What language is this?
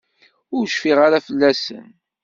Kabyle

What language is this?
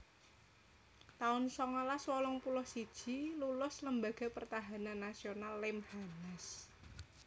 Javanese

